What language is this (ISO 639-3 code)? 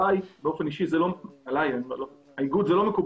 heb